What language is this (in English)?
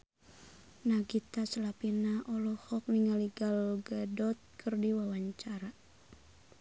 Sundanese